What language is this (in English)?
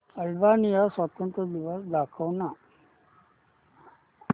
Marathi